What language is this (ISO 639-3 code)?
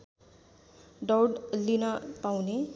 nep